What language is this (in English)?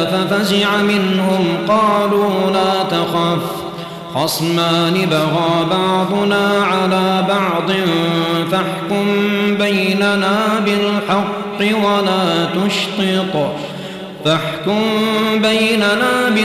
Arabic